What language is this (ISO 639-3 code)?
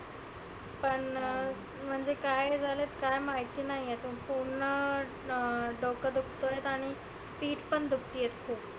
mar